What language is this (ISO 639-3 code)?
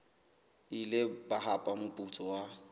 sot